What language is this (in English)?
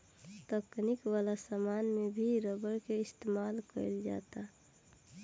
Bhojpuri